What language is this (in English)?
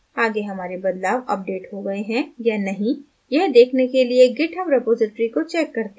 Hindi